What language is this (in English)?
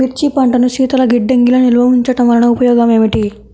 Telugu